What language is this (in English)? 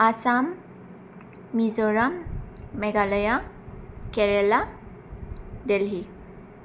Bodo